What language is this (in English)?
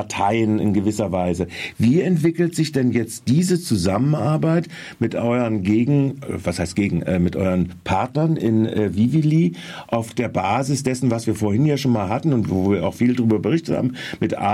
German